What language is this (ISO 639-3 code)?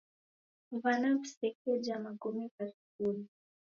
dav